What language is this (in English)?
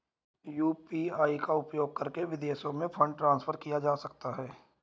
Hindi